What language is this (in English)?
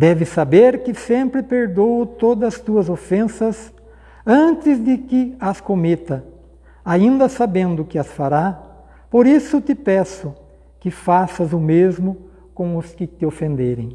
Portuguese